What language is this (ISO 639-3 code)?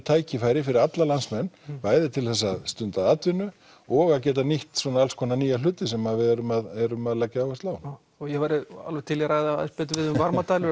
isl